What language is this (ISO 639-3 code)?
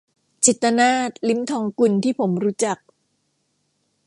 tha